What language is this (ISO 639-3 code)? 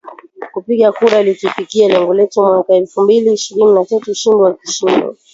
swa